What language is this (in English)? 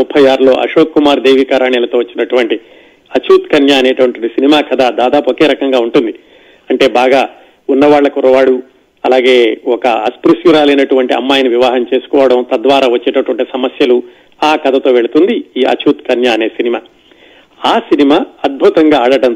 Telugu